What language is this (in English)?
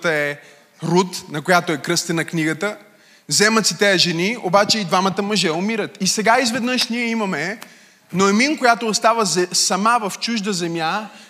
Bulgarian